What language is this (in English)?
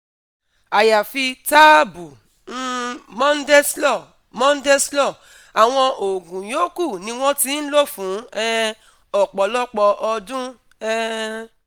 Yoruba